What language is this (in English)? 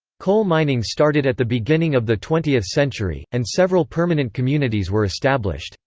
English